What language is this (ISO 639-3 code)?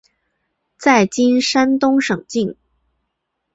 zho